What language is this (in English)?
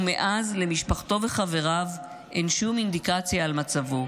Hebrew